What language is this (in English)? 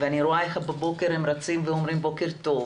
Hebrew